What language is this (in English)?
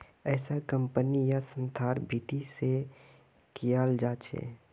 Magahi